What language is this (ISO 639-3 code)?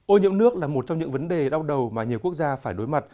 vie